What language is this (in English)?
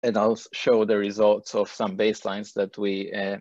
Hebrew